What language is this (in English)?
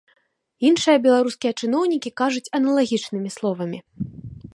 Belarusian